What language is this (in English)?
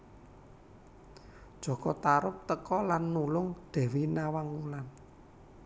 Javanese